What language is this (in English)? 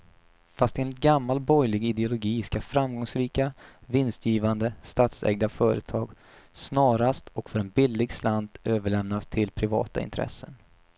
Swedish